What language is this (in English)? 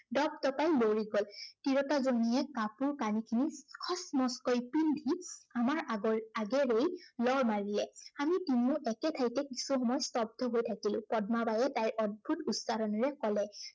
Assamese